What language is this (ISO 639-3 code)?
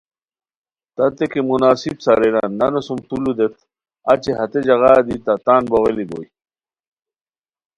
khw